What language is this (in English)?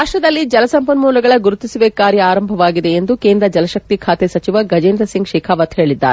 Kannada